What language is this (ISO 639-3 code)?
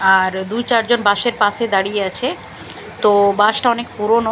ben